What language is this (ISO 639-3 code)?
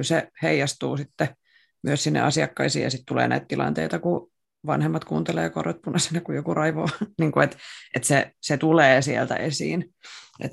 fin